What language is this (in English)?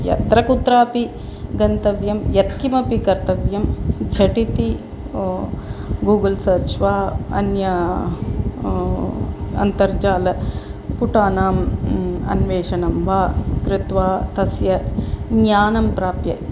Sanskrit